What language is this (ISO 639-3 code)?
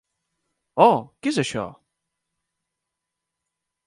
cat